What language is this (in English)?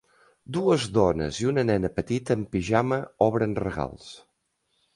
Catalan